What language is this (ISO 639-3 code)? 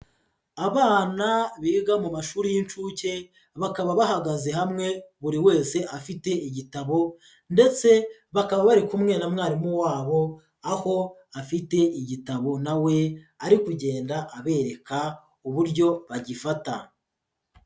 kin